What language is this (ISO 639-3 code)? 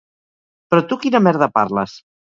cat